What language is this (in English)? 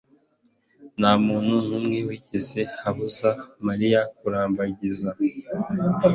Kinyarwanda